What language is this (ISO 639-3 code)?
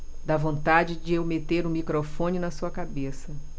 por